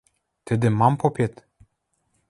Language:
Western Mari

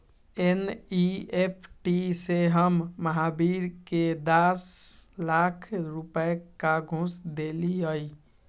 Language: Magahi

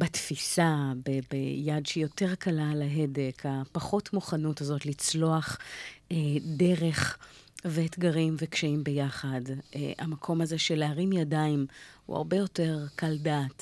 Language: Hebrew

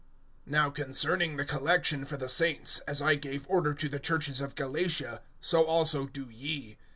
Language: English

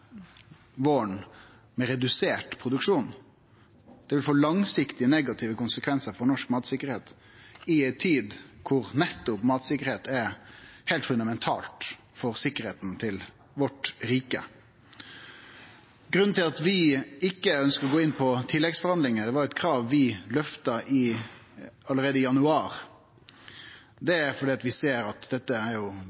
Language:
Norwegian Nynorsk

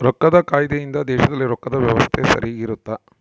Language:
Kannada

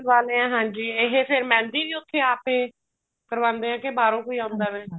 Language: Punjabi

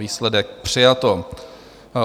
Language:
Czech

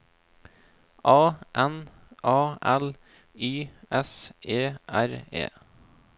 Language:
Norwegian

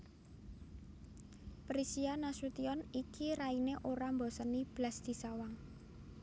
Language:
Javanese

